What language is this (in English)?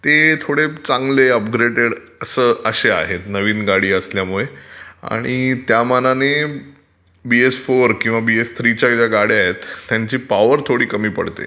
Marathi